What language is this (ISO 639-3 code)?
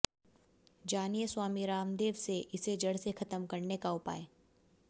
hin